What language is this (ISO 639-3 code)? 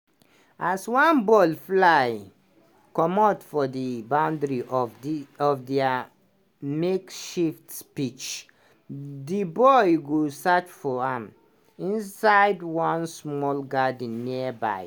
pcm